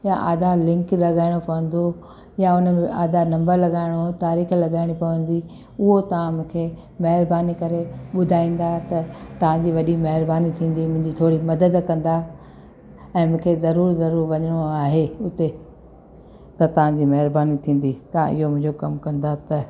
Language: Sindhi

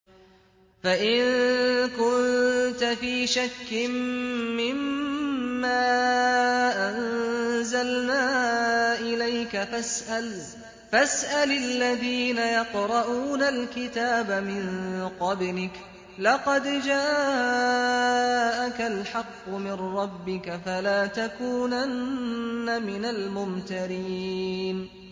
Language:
Arabic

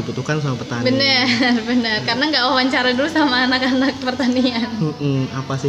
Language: Indonesian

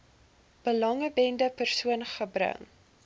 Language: Afrikaans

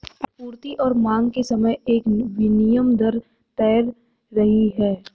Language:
Hindi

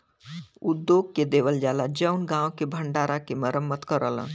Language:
Bhojpuri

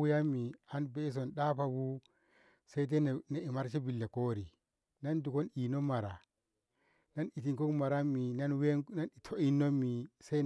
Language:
Ngamo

